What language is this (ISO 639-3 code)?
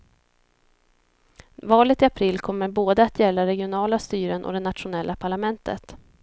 swe